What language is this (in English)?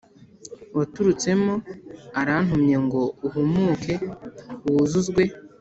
Kinyarwanda